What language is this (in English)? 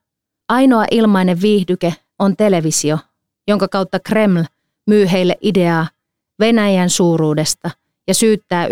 Finnish